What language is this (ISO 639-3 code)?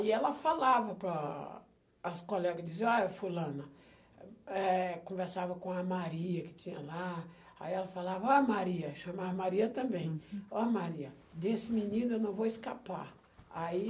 por